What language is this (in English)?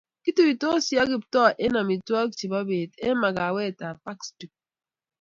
Kalenjin